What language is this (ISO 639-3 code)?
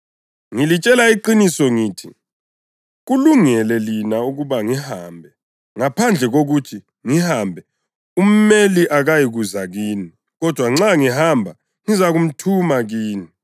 nde